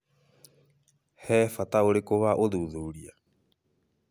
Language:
Kikuyu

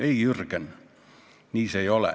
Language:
Estonian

